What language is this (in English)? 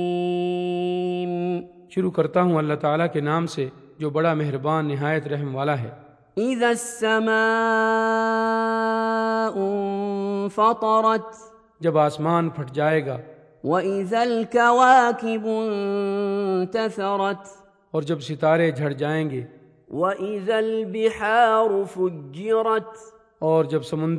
Urdu